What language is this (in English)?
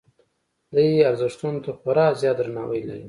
Pashto